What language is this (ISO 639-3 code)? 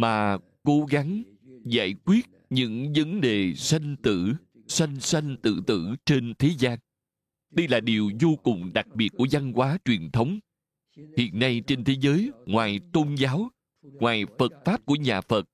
vie